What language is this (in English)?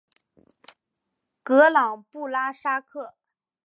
Chinese